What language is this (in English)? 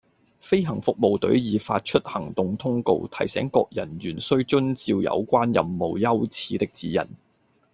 Cantonese